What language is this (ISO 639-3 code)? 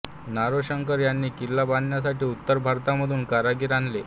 mar